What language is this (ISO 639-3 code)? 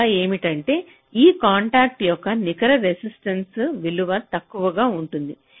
tel